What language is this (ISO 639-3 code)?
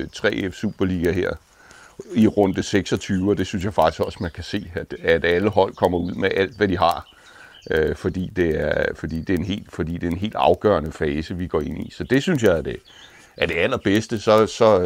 dan